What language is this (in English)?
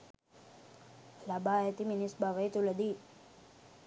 Sinhala